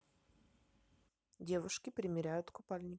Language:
Russian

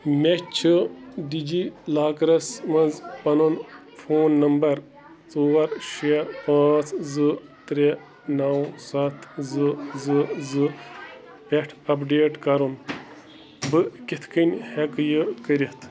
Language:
Kashmiri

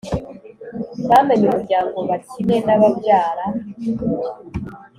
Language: Kinyarwanda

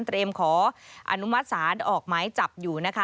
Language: Thai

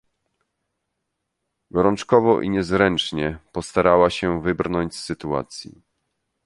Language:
Polish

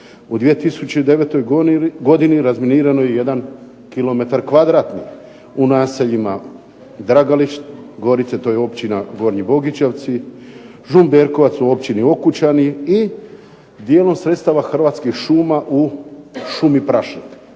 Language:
Croatian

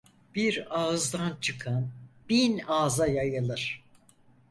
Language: Turkish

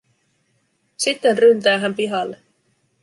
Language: Finnish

